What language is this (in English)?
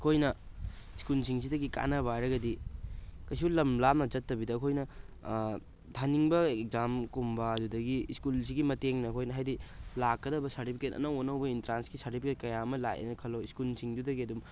Manipuri